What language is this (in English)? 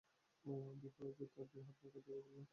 Bangla